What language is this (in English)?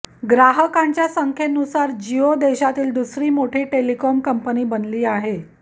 Marathi